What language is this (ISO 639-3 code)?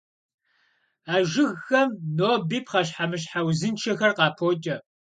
kbd